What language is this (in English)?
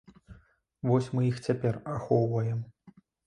Belarusian